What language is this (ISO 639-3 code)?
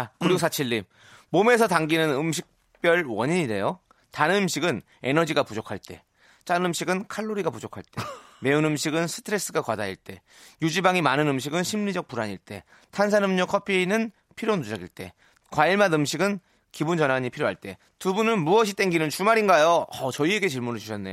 kor